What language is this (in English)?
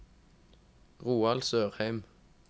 Norwegian